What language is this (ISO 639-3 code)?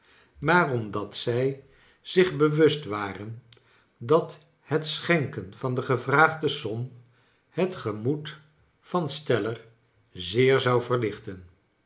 nld